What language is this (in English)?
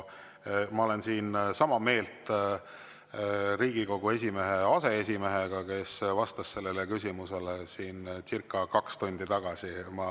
Estonian